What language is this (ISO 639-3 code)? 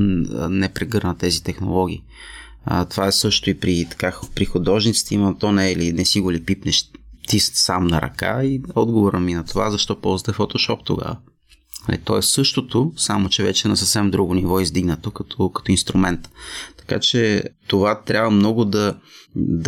bul